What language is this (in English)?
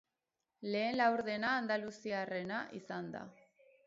Basque